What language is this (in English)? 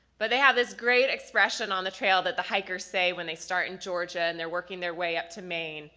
English